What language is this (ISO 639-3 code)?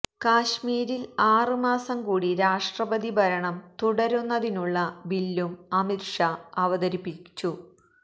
mal